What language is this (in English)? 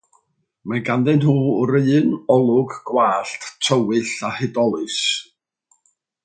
Welsh